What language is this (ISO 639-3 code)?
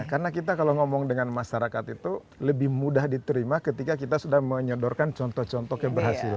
ind